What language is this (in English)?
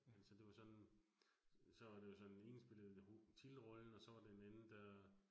Danish